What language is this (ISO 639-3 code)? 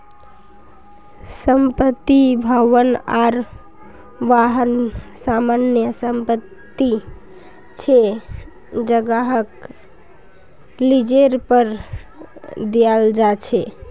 mag